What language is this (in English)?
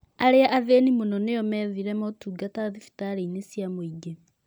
Kikuyu